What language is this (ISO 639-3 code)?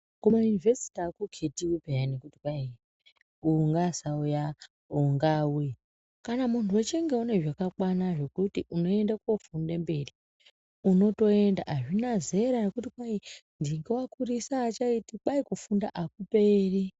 ndc